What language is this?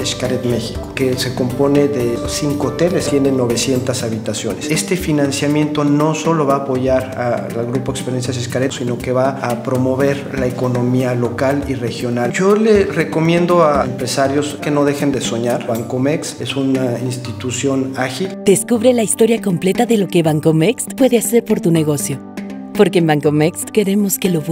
Spanish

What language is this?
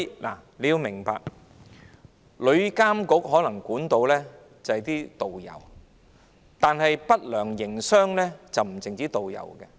Cantonese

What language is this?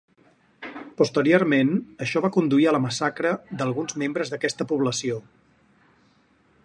Catalan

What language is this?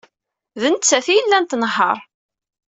Kabyle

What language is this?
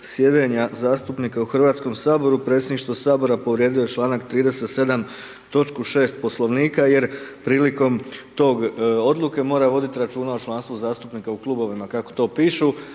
Croatian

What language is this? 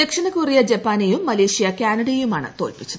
Malayalam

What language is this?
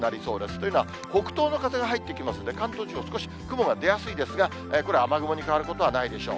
Japanese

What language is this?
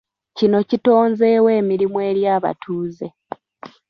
Ganda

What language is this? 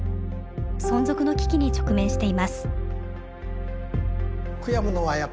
Japanese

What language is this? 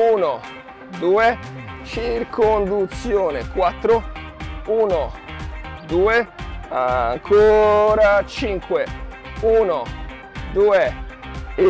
Italian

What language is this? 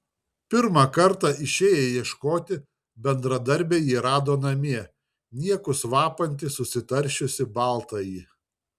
Lithuanian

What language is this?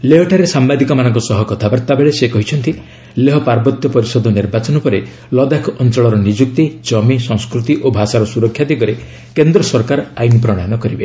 Odia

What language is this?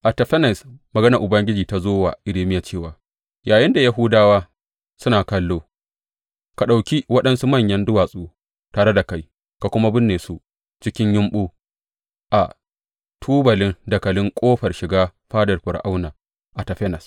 Hausa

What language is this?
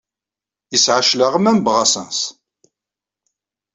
Kabyle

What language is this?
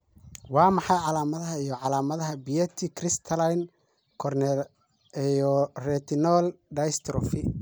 Somali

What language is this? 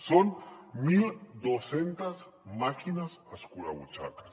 Catalan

